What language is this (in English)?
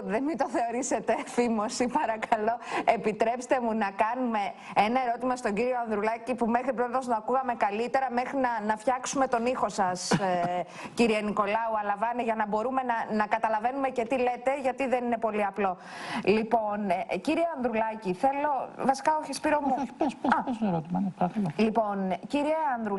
Greek